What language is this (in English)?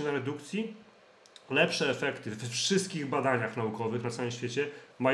Polish